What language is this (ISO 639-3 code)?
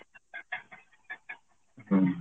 ori